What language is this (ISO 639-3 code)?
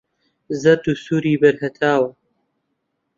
ckb